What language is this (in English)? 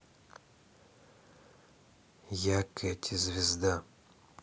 Russian